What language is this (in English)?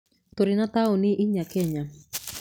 Kikuyu